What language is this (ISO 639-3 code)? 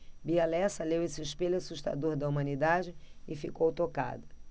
por